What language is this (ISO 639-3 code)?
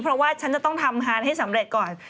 tha